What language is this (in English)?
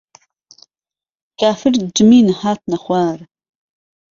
Central Kurdish